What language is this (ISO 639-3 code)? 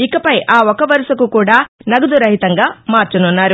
tel